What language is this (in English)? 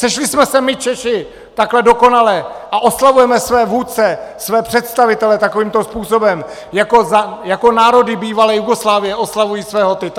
Czech